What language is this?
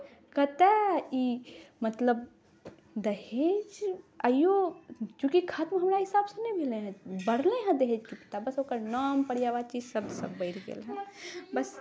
Maithili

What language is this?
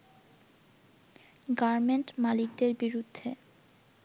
Bangla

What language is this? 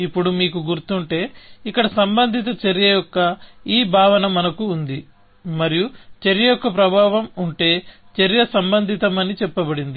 Telugu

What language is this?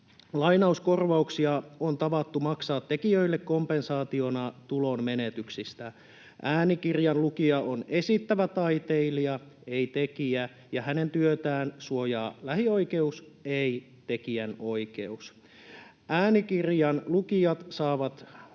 Finnish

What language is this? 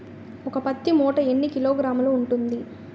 Telugu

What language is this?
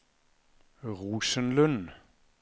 Norwegian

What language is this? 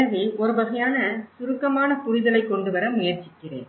Tamil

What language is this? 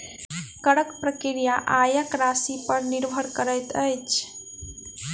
Maithili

